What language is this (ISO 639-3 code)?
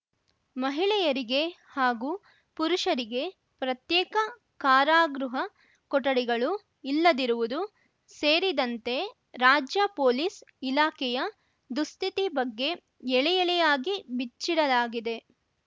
kan